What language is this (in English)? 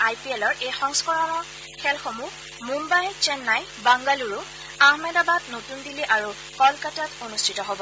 Assamese